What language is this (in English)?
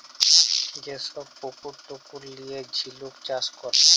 Bangla